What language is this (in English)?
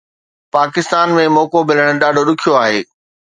Sindhi